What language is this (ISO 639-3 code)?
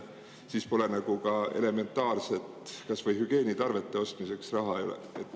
est